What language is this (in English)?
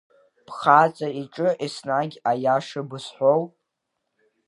Abkhazian